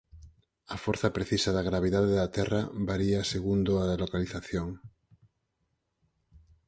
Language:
Galician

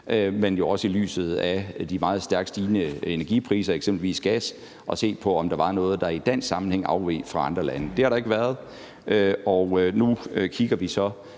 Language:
Danish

